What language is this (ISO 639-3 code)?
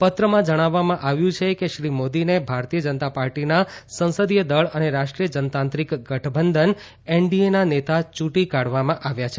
guj